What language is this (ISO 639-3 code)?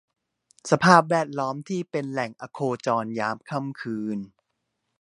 tha